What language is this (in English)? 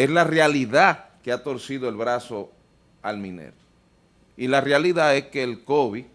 Spanish